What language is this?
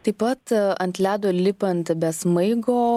Lithuanian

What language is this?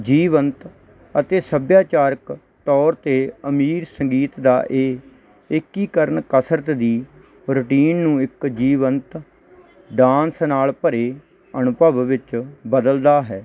Punjabi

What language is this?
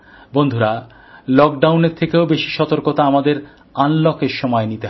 Bangla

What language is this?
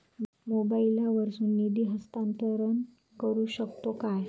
Marathi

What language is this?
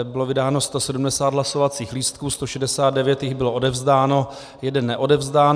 Czech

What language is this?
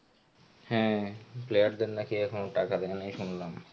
Bangla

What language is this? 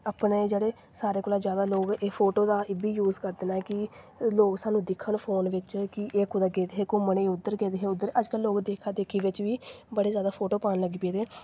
Dogri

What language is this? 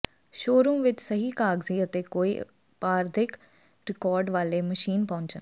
Punjabi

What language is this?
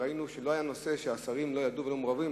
Hebrew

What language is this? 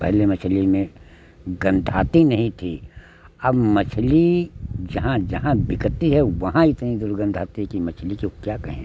Hindi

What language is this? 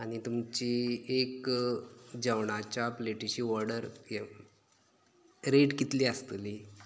Konkani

